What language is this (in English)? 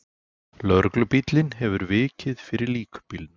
Icelandic